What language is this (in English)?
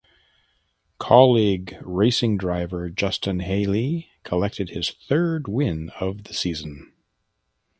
English